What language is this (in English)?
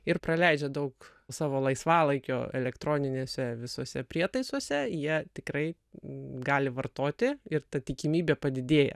Lithuanian